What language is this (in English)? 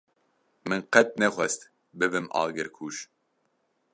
Kurdish